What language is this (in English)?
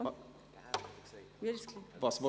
Swiss German